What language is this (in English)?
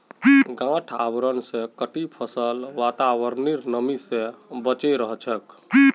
Magahi